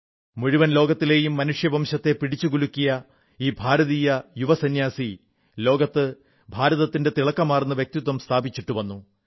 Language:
Malayalam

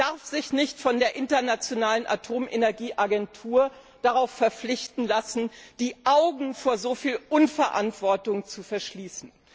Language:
German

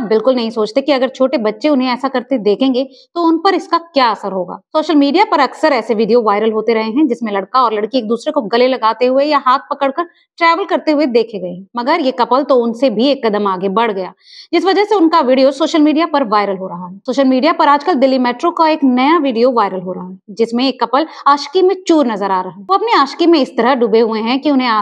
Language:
Hindi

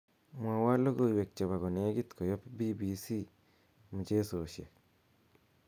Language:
Kalenjin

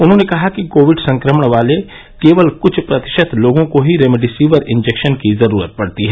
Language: Hindi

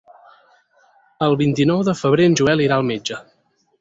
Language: Catalan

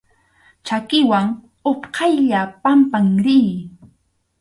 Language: Arequipa-La Unión Quechua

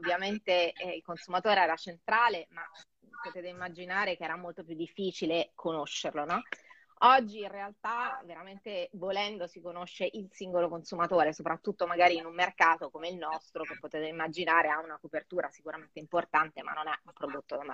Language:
Italian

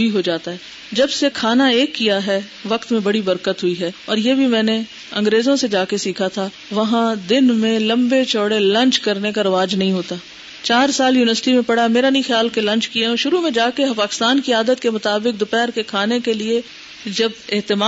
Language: Urdu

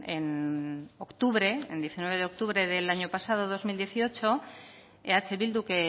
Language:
Spanish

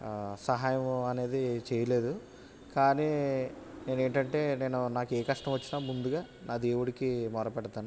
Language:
Telugu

